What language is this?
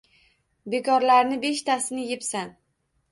Uzbek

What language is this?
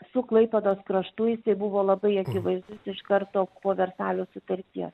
Lithuanian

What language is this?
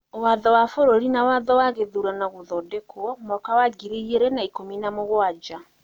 Kikuyu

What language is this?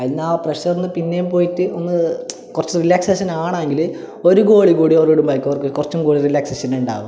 Malayalam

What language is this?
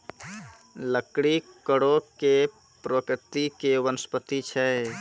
Maithili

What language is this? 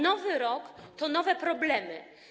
Polish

